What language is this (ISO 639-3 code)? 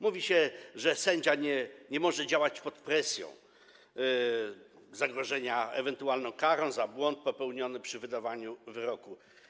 pol